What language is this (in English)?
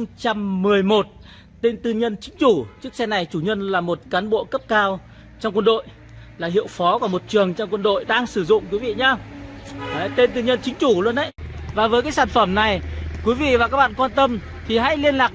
Vietnamese